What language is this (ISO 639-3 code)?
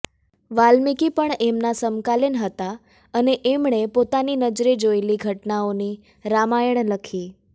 guj